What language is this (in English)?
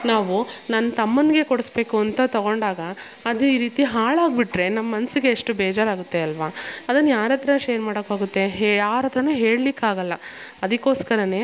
Kannada